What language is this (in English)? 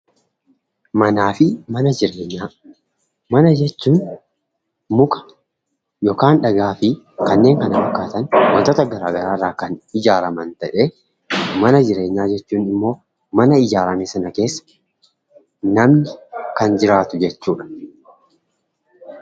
Oromo